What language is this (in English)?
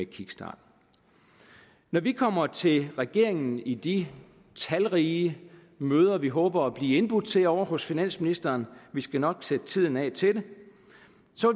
Danish